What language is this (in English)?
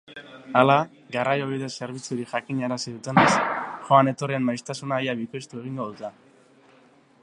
Basque